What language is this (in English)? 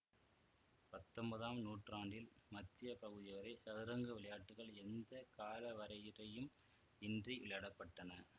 Tamil